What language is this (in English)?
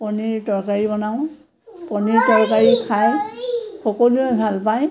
Assamese